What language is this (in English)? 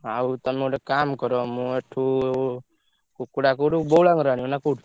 Odia